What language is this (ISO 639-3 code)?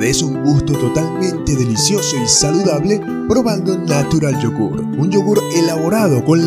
spa